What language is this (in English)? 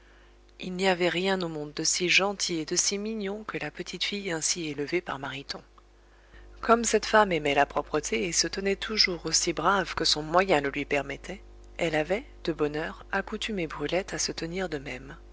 French